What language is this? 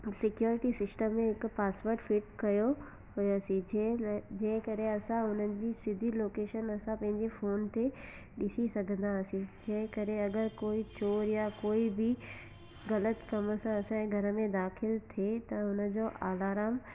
Sindhi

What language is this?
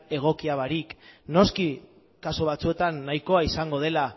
Basque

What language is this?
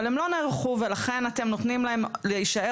Hebrew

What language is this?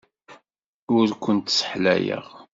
Kabyle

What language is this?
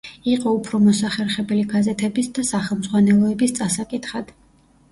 Georgian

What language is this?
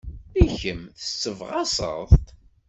Kabyle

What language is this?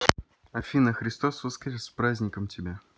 Russian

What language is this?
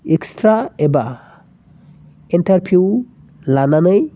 Bodo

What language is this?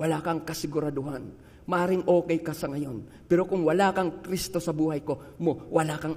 Filipino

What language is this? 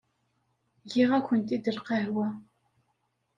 Kabyle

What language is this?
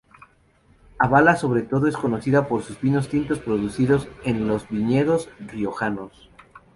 Spanish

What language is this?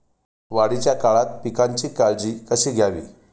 Marathi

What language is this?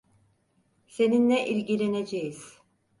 Turkish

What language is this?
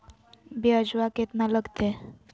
Magahi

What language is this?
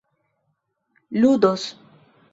Esperanto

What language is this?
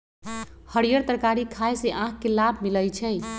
Magahi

